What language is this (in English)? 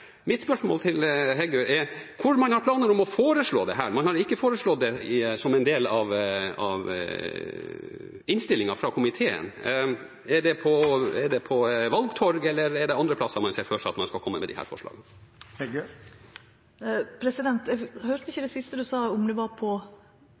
Norwegian